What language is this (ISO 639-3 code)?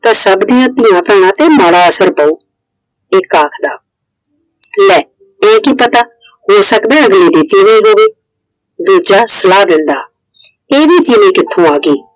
pan